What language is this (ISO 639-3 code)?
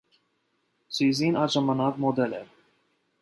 hye